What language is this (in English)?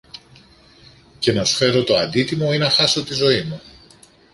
Greek